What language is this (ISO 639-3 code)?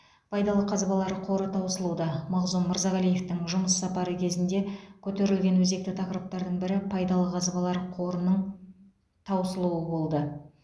kaz